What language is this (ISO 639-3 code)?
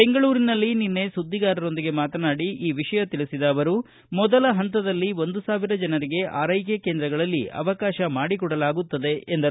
kan